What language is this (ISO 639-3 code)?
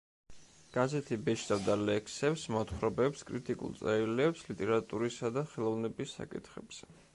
kat